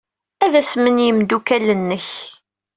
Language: Kabyle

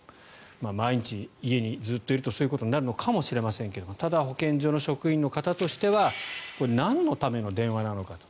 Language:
Japanese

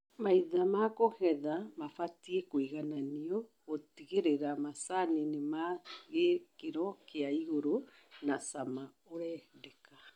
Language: Kikuyu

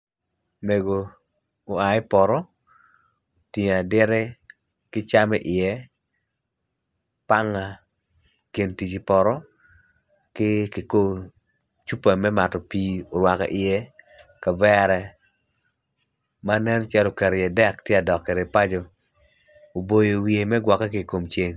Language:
Acoli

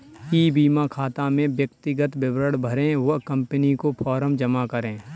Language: Hindi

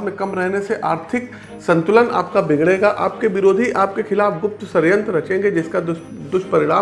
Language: Hindi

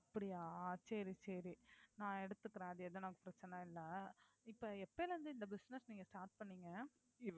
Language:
Tamil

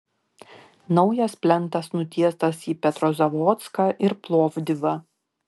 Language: Lithuanian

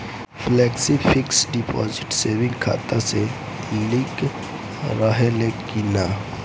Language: Bhojpuri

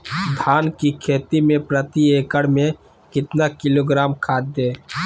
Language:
Magahi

